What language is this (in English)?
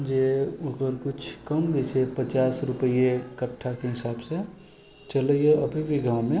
Maithili